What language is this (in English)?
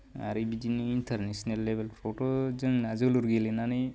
Bodo